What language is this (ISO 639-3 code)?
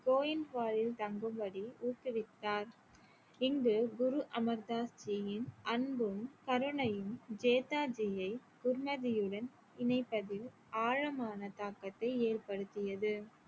tam